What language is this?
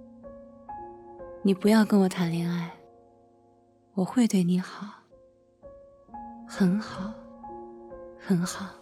Chinese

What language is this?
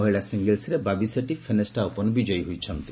Odia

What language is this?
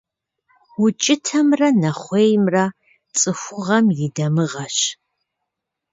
Kabardian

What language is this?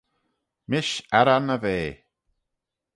Manx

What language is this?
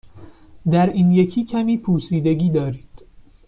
Persian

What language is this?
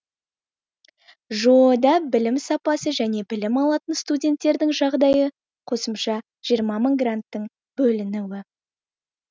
Kazakh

